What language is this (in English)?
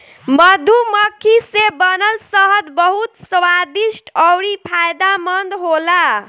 Bhojpuri